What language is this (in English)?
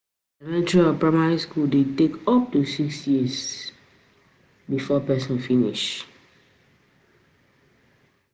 Nigerian Pidgin